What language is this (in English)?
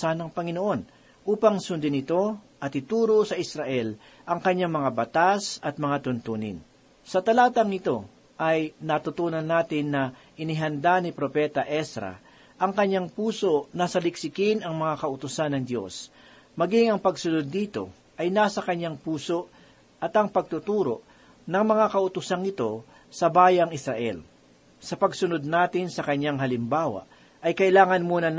Filipino